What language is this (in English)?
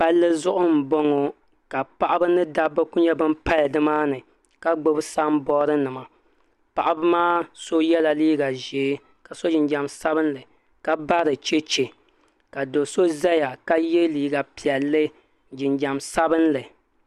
Dagbani